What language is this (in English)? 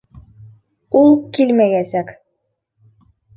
Bashkir